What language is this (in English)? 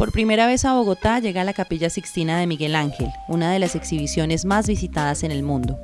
Spanish